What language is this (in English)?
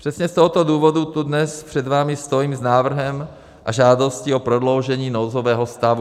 Czech